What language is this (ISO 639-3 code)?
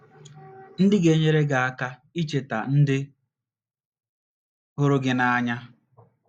ibo